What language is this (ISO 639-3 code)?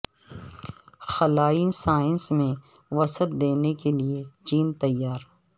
urd